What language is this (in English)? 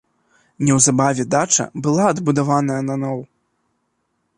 Belarusian